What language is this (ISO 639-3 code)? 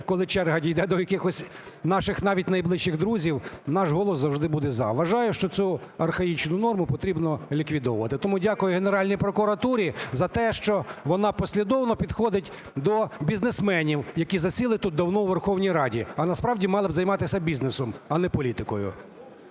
ukr